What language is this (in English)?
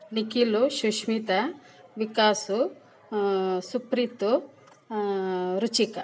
Kannada